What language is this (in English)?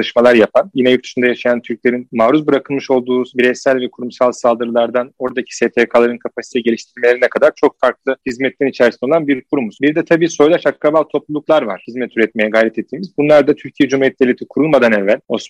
Turkish